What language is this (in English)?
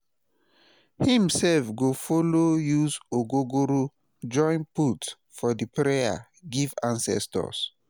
Nigerian Pidgin